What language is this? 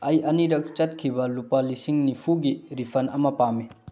Manipuri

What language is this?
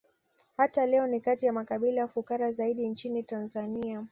Swahili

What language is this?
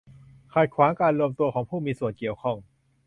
Thai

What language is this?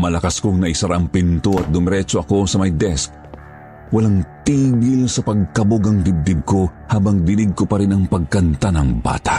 Filipino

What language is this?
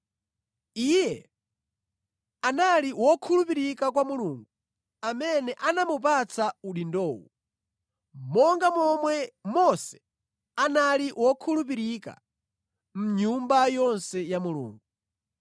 Nyanja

